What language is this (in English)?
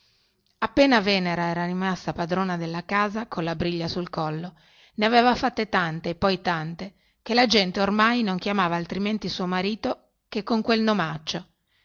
Italian